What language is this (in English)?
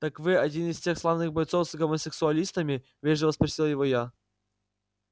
Russian